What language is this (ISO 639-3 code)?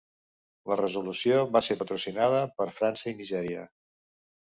cat